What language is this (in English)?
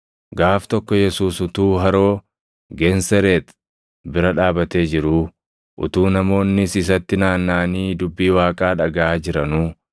Oromo